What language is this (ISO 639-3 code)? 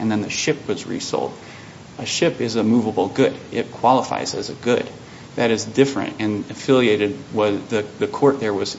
eng